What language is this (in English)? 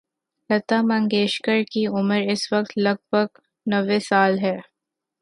Urdu